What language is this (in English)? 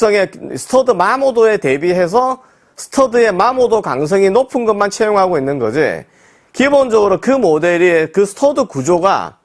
Korean